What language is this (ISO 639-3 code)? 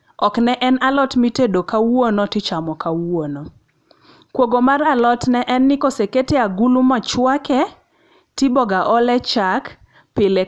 luo